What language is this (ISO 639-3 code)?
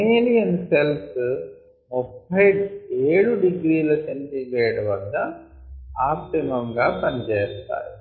tel